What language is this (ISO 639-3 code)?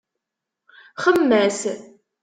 kab